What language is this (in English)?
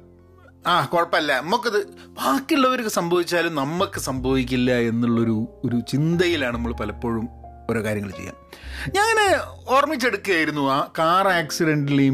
Malayalam